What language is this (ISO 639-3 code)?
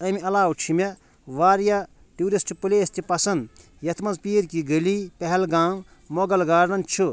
kas